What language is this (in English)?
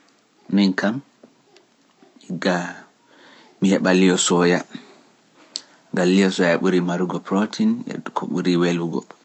Pular